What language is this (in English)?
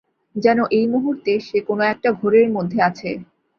Bangla